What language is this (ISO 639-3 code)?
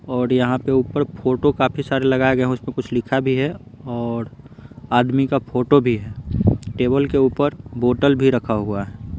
hin